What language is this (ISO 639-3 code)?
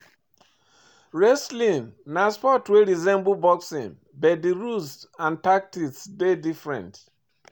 pcm